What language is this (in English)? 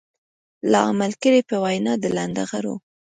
Pashto